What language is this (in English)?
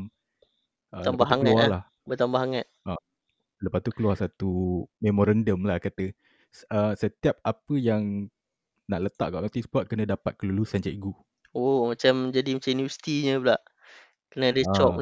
Malay